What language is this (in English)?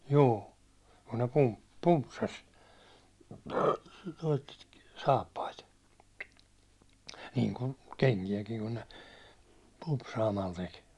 Finnish